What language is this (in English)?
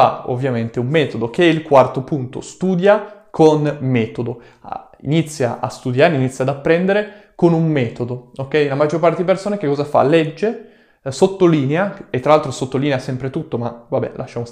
Italian